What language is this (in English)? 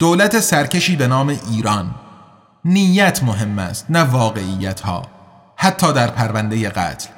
Persian